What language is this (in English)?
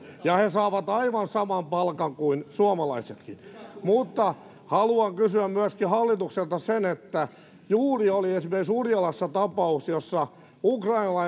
Finnish